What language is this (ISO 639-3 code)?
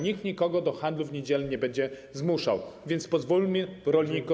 pol